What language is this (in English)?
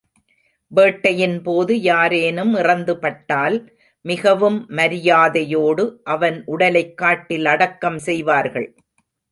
Tamil